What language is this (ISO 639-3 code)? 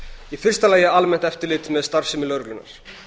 isl